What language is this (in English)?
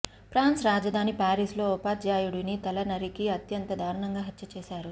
Telugu